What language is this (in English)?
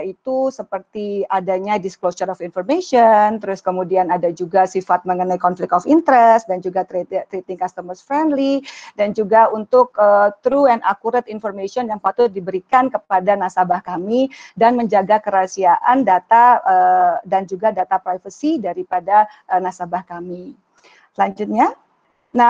Indonesian